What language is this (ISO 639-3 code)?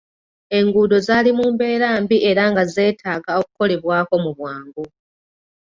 lug